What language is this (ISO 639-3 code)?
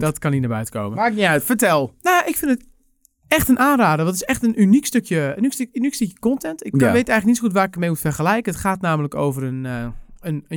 nld